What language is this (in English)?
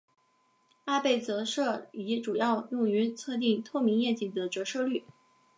Chinese